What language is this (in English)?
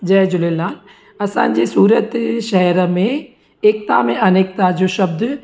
Sindhi